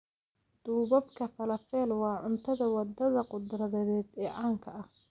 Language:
Somali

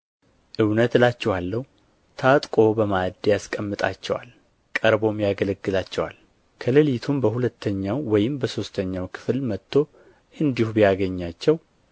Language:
Amharic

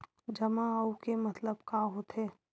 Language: Chhattisgarhi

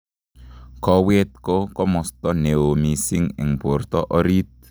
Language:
Kalenjin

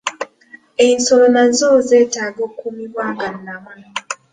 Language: Ganda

